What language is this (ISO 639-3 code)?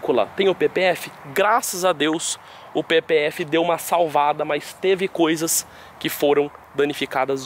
por